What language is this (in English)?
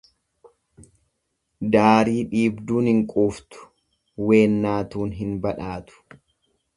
Oromo